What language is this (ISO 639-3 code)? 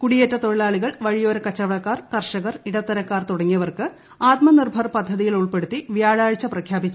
mal